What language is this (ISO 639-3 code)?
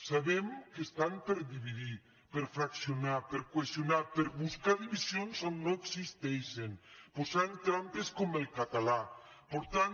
cat